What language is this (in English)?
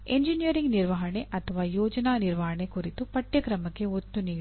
Kannada